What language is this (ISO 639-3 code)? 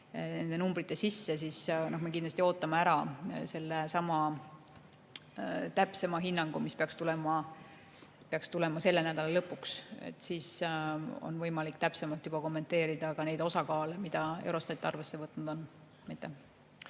est